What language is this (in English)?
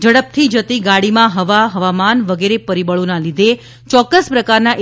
Gujarati